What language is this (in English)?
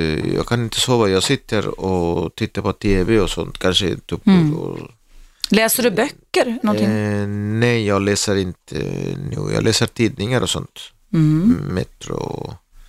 Swedish